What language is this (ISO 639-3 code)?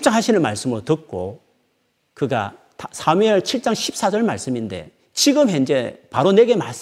kor